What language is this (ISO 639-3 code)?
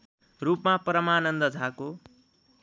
nep